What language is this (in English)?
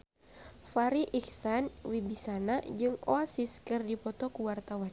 Sundanese